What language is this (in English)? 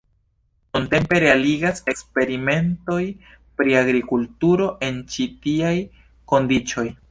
Esperanto